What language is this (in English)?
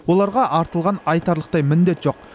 Kazakh